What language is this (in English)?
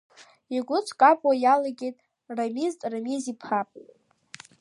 Abkhazian